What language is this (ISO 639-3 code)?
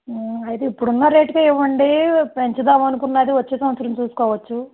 tel